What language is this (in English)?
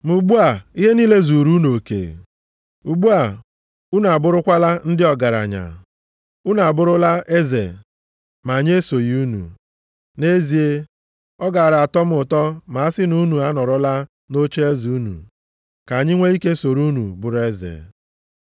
Igbo